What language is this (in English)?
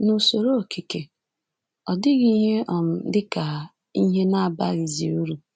Igbo